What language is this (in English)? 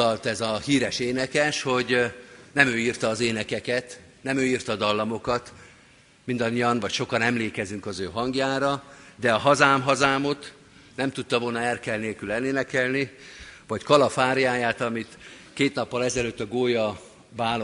Hungarian